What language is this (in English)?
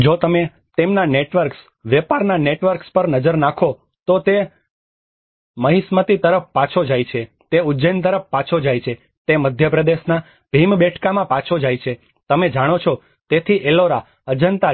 Gujarati